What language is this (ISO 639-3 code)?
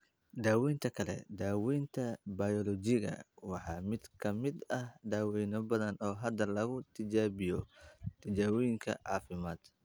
som